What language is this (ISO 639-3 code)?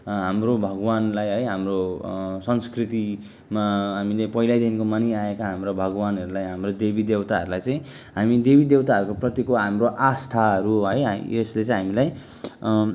nep